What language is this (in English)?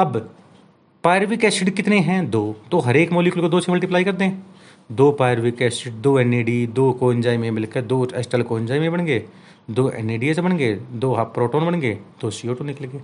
Hindi